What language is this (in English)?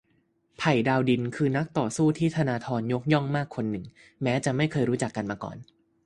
Thai